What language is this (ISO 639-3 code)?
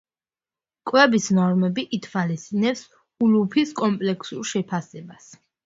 kat